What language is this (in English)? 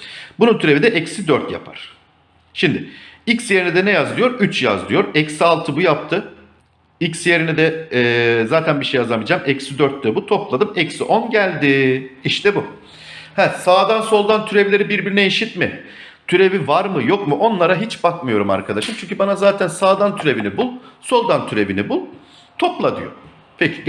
Turkish